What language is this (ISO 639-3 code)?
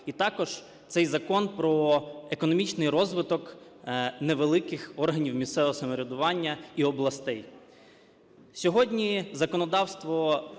ukr